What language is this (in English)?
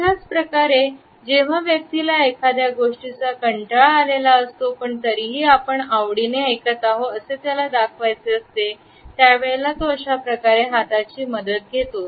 Marathi